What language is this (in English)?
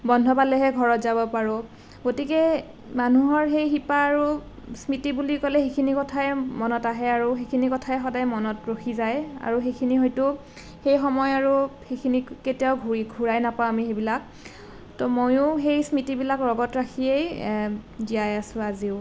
Assamese